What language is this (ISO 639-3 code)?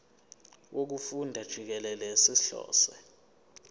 zul